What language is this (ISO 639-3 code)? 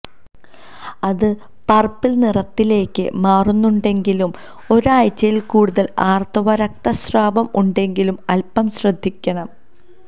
mal